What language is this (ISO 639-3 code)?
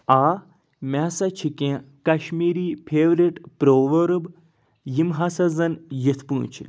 kas